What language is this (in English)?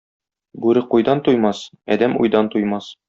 Tatar